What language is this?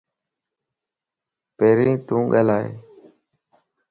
Lasi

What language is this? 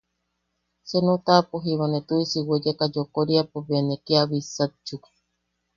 Yaqui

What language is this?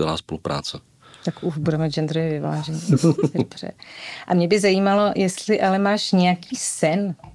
Czech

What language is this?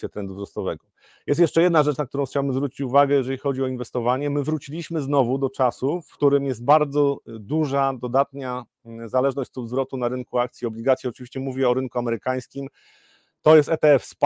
Polish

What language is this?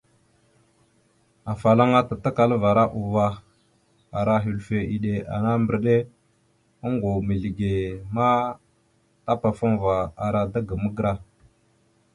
Mada (Cameroon)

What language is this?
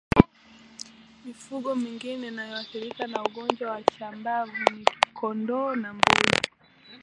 Swahili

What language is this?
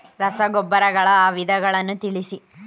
Kannada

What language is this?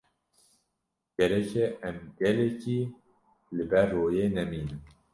Kurdish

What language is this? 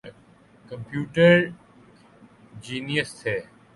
Urdu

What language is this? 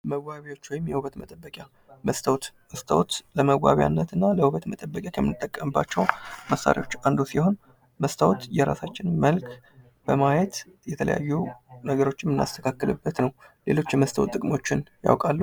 Amharic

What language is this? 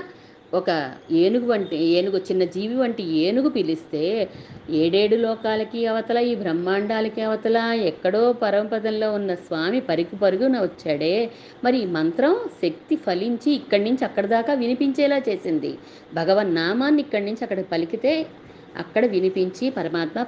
Telugu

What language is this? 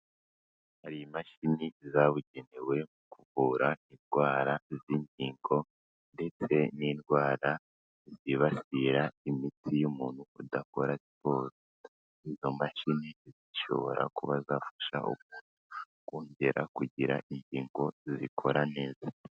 Kinyarwanda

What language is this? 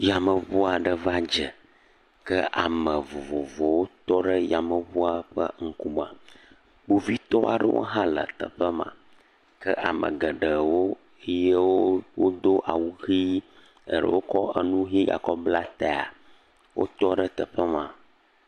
Ewe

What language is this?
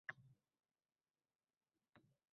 Uzbek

